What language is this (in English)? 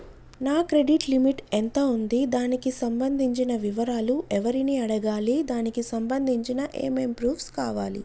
Telugu